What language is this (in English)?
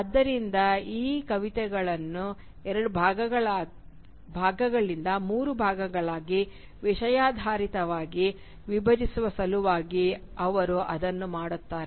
Kannada